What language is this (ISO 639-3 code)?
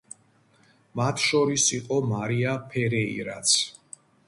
kat